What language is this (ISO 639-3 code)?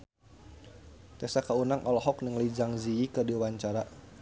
sun